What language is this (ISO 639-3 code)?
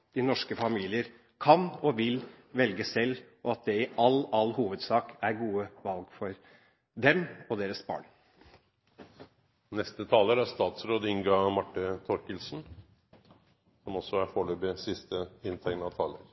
nob